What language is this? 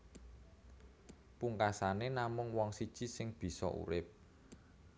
Javanese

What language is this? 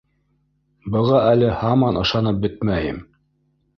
Bashkir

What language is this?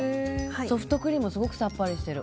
Japanese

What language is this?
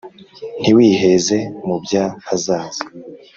Kinyarwanda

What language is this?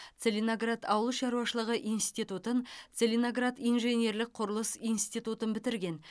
Kazakh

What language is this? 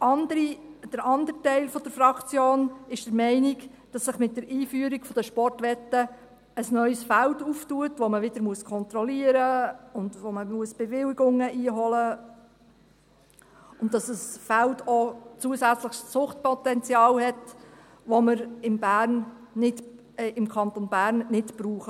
Swiss German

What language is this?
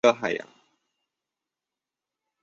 Chinese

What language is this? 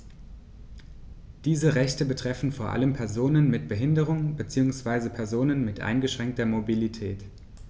German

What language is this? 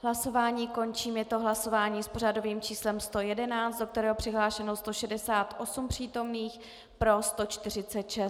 Czech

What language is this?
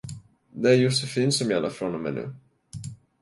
Swedish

